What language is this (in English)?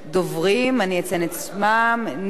Hebrew